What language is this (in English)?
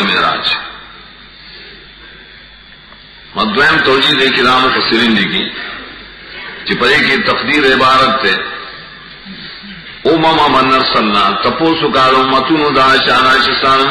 Romanian